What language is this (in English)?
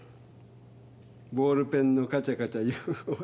Japanese